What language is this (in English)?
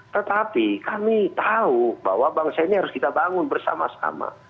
Indonesian